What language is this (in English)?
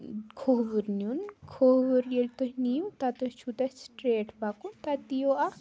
Kashmiri